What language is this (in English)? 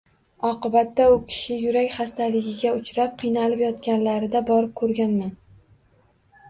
Uzbek